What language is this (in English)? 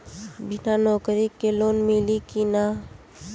Bhojpuri